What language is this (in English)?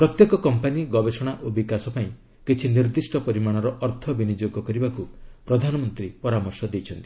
Odia